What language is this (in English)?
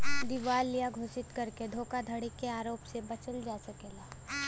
Bhojpuri